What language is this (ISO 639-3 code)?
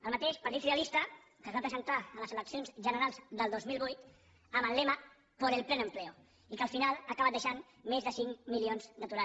cat